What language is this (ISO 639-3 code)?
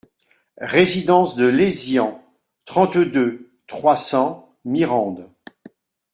fra